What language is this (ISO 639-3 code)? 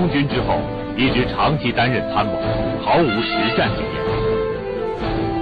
zho